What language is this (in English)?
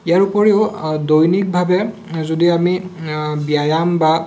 Assamese